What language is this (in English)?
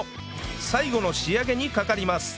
Japanese